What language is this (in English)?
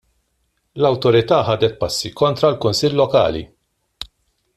Maltese